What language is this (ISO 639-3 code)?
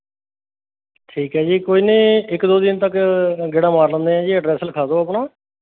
pan